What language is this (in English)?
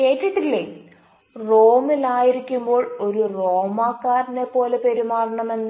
Malayalam